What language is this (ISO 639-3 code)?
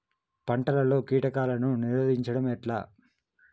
tel